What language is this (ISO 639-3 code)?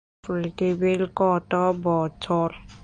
ben